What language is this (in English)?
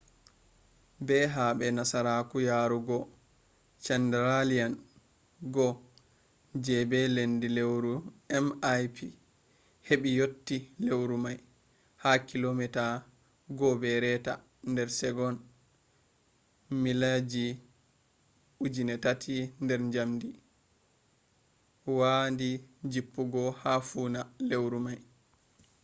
Fula